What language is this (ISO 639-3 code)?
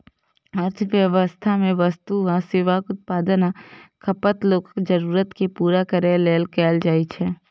mai